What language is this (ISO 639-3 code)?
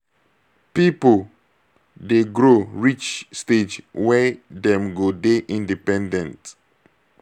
pcm